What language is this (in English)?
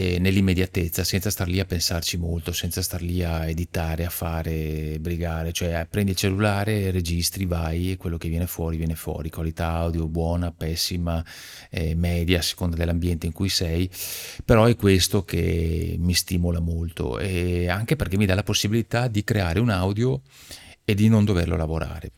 Italian